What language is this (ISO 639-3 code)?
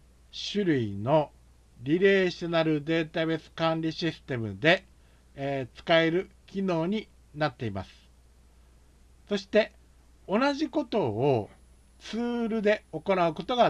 jpn